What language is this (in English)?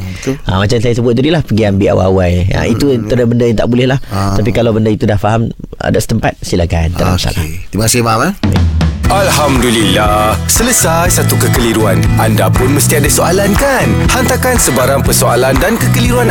Malay